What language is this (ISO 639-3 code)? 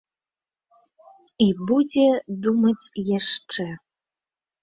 bel